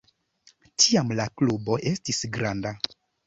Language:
Esperanto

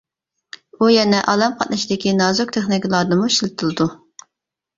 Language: Uyghur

